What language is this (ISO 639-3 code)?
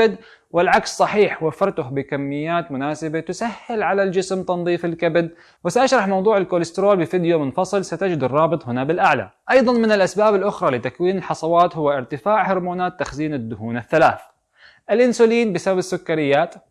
ara